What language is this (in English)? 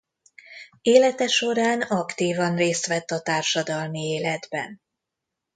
Hungarian